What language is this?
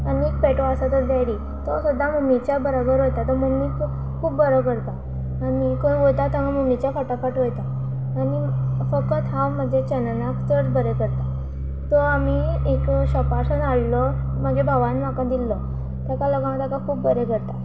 Konkani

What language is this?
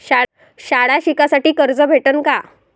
Marathi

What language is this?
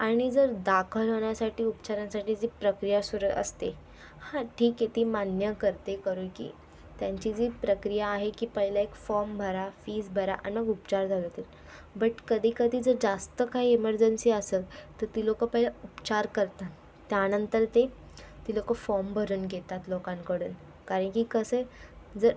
Marathi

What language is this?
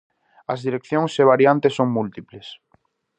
Galician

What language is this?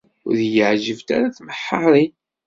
Kabyle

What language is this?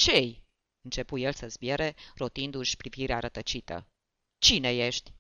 Romanian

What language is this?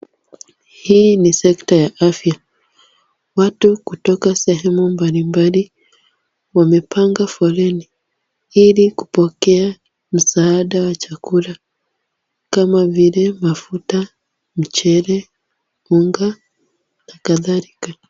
Swahili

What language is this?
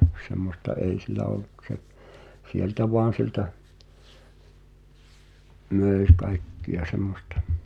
Finnish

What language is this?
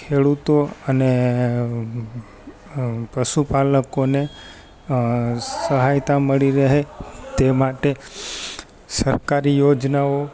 Gujarati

